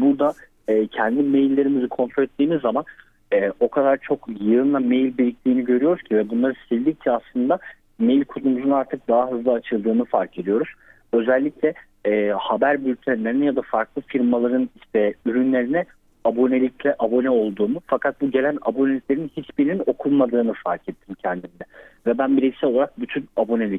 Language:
Turkish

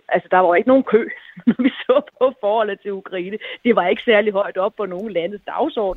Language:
Danish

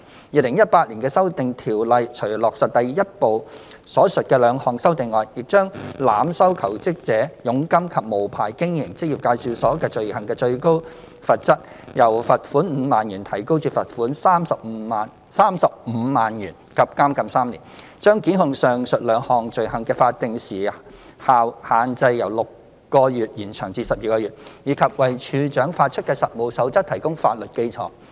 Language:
Cantonese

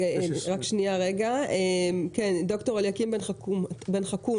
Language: Hebrew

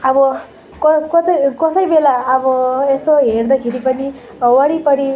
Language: Nepali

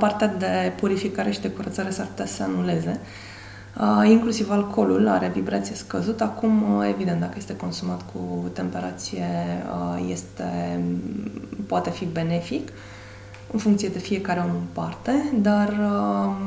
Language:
Romanian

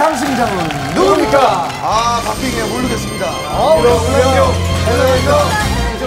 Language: Korean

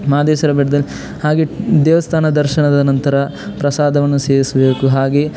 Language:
Kannada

